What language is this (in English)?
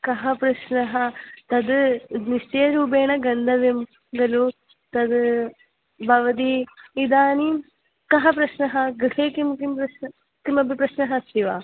Sanskrit